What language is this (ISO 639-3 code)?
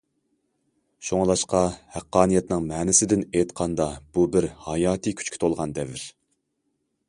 uig